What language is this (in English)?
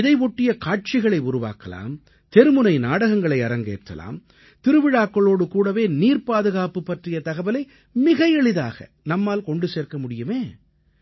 Tamil